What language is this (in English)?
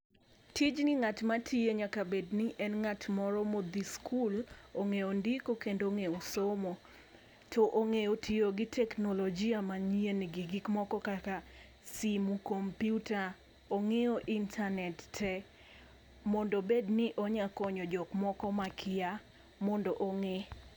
Luo (Kenya and Tanzania)